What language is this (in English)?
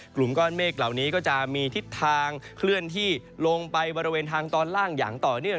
Thai